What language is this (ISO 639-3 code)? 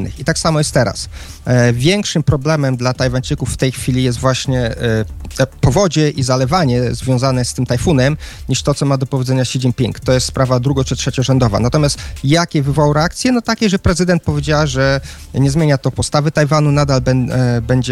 pol